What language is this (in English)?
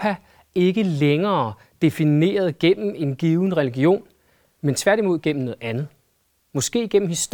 Danish